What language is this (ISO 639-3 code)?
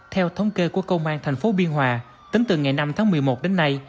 vie